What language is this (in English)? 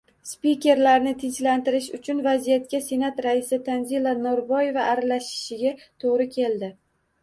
Uzbek